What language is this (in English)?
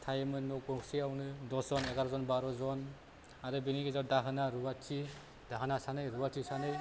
Bodo